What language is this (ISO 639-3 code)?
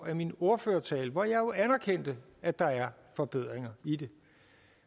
dan